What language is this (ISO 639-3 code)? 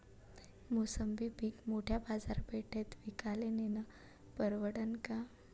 mar